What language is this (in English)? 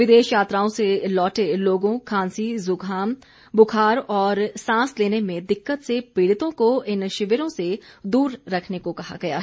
Hindi